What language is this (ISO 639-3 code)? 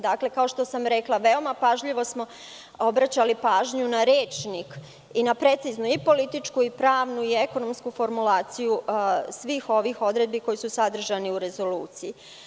srp